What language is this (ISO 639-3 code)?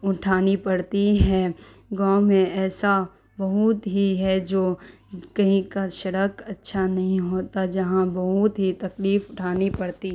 urd